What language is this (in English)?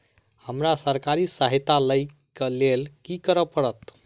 Maithili